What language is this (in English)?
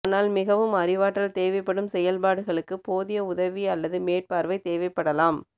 Tamil